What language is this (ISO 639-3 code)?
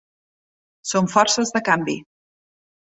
cat